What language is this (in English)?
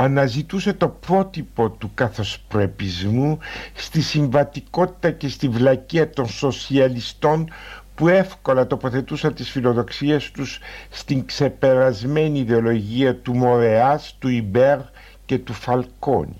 Greek